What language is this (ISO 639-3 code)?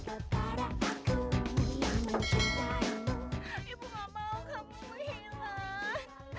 ind